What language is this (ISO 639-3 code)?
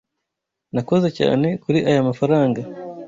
kin